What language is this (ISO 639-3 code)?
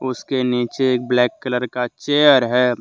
hin